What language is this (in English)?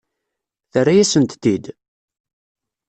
Kabyle